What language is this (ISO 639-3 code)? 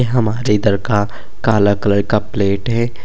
bho